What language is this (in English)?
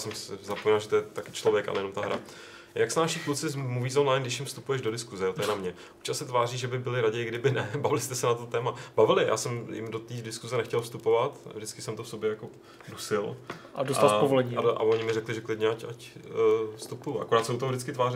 Czech